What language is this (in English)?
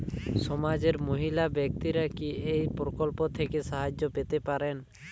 Bangla